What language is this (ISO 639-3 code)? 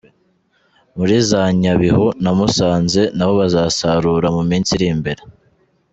kin